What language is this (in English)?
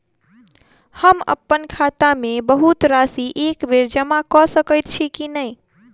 Maithili